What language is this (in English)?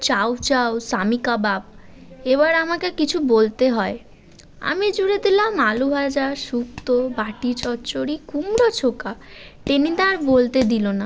Bangla